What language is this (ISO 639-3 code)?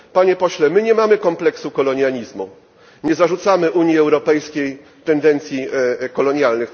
pol